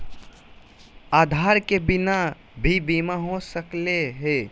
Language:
Magahi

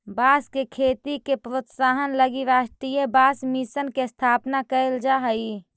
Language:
Magahi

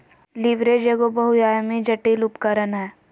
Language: Magahi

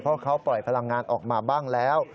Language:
Thai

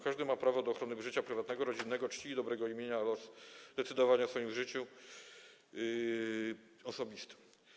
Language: Polish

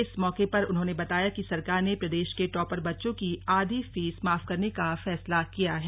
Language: Hindi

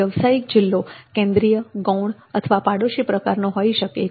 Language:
Gujarati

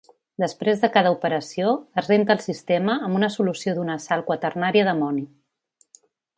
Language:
Catalan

